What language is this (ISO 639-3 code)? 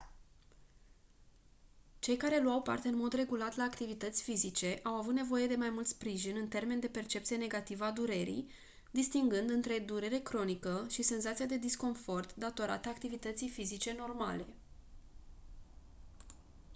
ron